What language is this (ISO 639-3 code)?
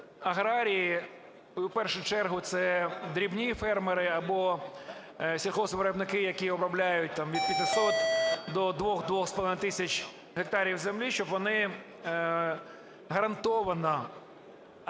ukr